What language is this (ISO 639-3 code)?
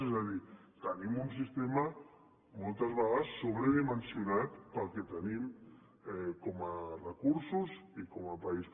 cat